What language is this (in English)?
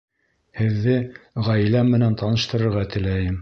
Bashkir